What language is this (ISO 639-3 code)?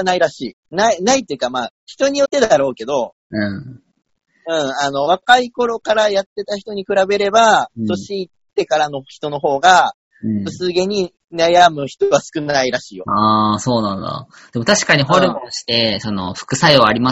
jpn